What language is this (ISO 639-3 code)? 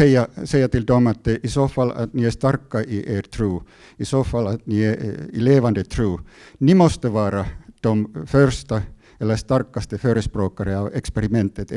swe